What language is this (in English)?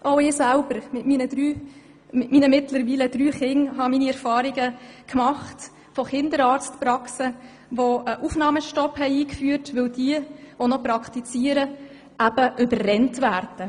Swiss German